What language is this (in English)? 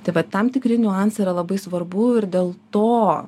Lithuanian